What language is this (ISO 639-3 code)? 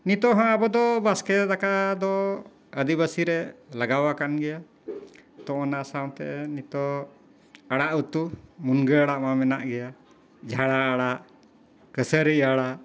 sat